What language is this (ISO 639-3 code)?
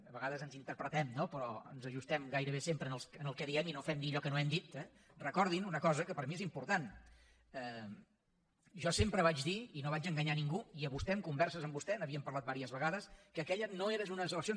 cat